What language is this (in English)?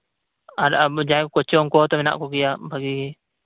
Santali